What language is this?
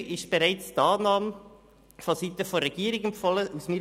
Swiss German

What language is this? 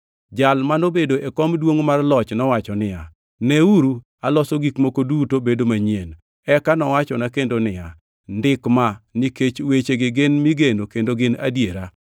Luo (Kenya and Tanzania)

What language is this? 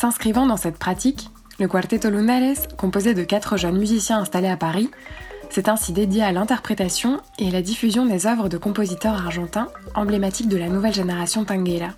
French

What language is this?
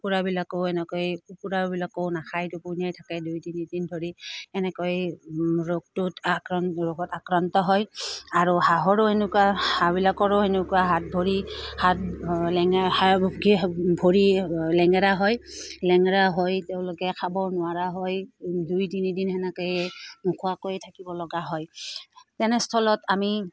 Assamese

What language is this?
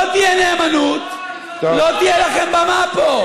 Hebrew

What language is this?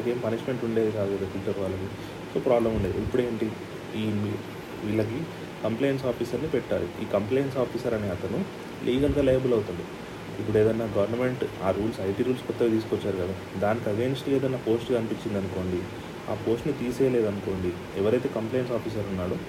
Telugu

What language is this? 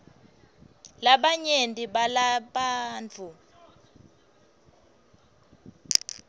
Swati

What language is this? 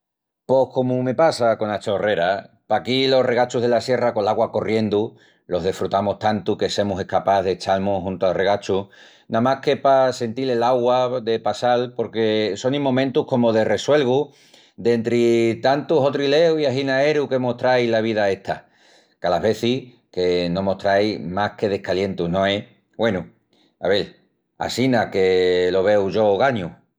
Extremaduran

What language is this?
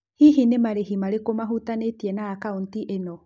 Kikuyu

